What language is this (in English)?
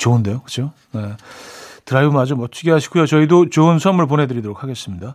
Korean